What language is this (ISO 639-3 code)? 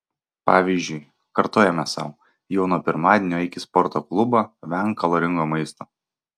lit